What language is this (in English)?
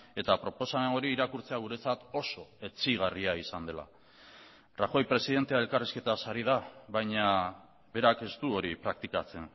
Basque